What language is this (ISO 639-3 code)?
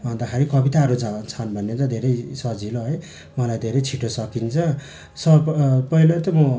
nep